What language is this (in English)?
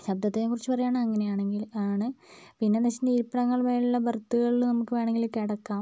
Malayalam